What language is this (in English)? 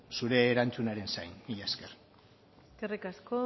Basque